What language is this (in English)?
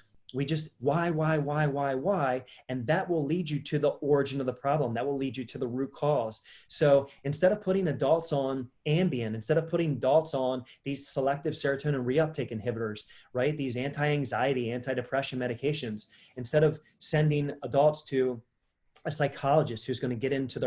English